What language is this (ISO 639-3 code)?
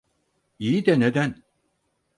tur